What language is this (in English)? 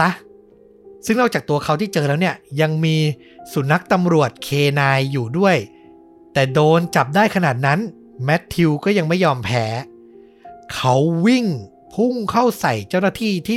Thai